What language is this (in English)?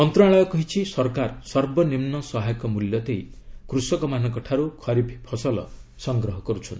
Odia